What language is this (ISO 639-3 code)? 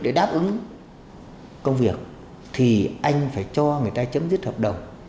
vie